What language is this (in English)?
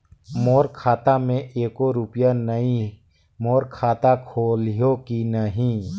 Chhattisgarhi